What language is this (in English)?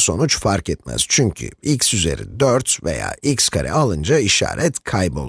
Turkish